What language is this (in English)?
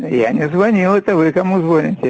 Russian